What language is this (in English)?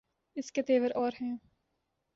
Urdu